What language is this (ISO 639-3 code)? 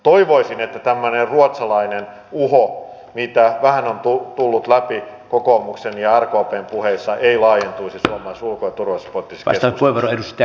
fin